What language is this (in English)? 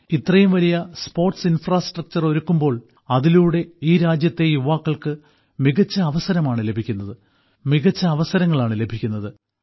Malayalam